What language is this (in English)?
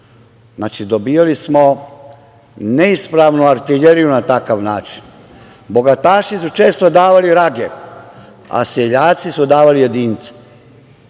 Serbian